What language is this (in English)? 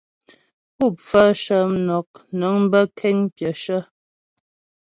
Ghomala